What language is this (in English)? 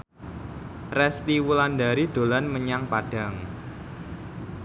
Javanese